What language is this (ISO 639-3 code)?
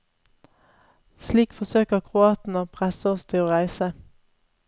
nor